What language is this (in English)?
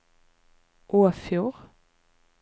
Norwegian